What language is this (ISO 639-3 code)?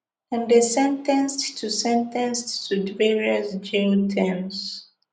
pcm